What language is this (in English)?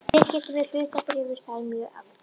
Icelandic